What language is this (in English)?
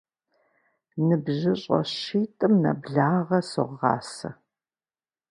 Kabardian